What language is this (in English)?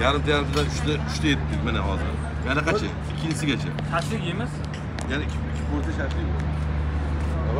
Turkish